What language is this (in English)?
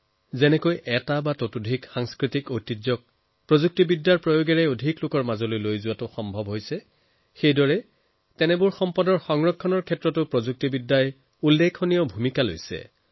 Assamese